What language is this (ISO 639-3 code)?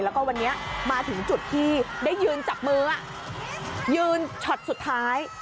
tha